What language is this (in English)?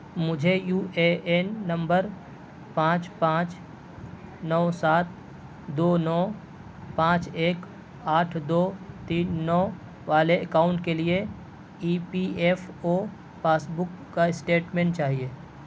Urdu